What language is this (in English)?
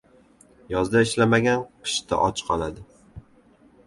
Uzbek